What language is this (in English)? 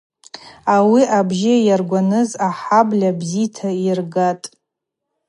Abaza